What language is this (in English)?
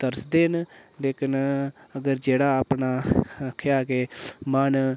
Dogri